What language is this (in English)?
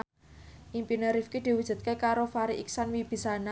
Javanese